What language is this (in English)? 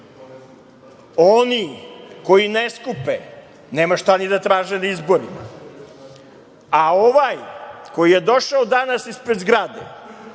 Serbian